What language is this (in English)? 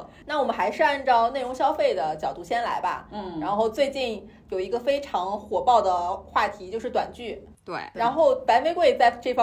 Chinese